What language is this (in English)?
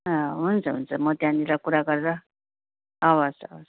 Nepali